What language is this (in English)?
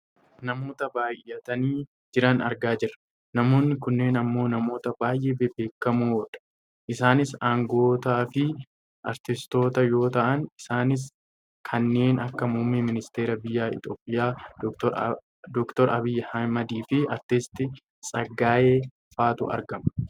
Oromo